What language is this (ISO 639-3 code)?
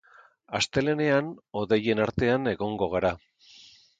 eus